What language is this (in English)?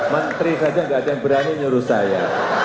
Indonesian